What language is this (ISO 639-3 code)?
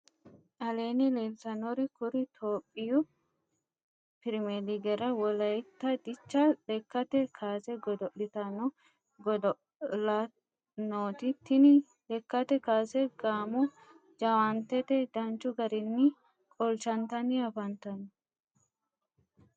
sid